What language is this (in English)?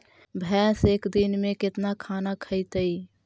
Magahi